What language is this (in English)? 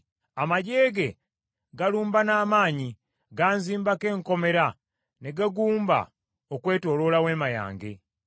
Ganda